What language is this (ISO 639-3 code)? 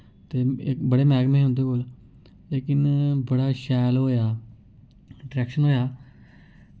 doi